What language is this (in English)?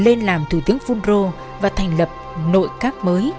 Vietnamese